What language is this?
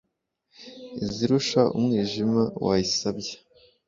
Kinyarwanda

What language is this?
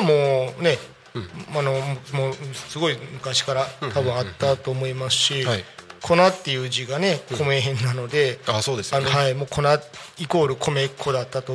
Japanese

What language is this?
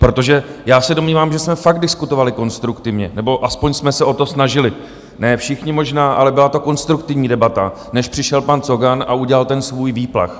Czech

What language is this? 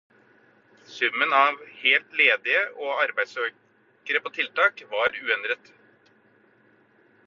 Norwegian Bokmål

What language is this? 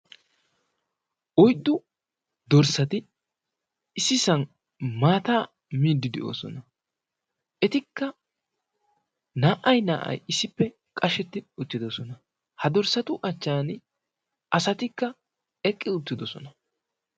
Wolaytta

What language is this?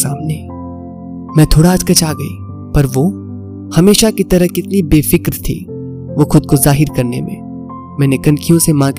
Hindi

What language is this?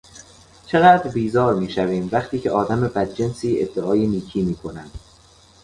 Persian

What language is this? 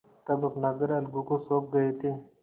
Hindi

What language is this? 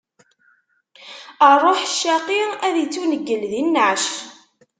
Kabyle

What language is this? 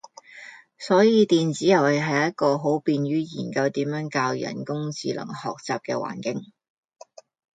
Cantonese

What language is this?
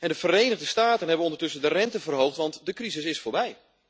Dutch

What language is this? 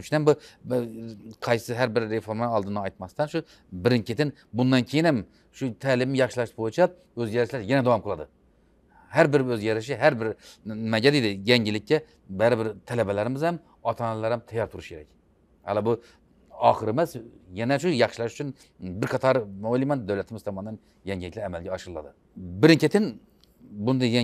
Turkish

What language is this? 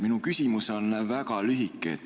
Estonian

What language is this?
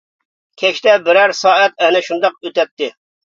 Uyghur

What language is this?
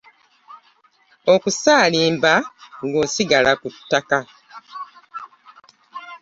Ganda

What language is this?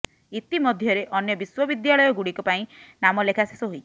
Odia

